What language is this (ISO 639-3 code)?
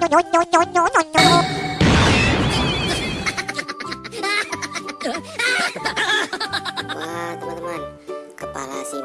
ind